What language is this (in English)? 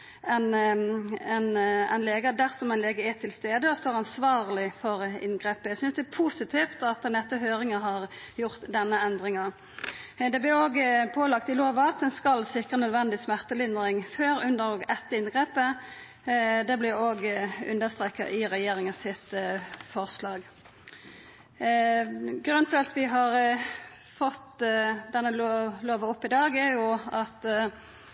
Norwegian Nynorsk